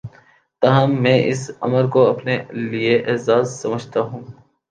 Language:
Urdu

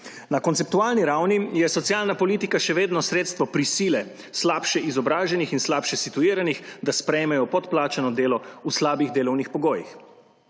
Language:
Slovenian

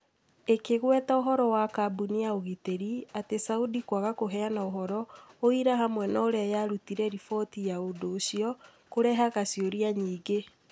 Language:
Kikuyu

